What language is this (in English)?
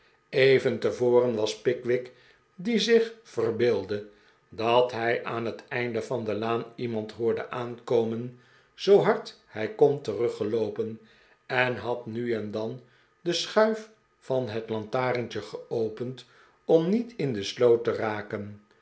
Dutch